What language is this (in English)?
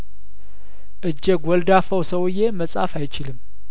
Amharic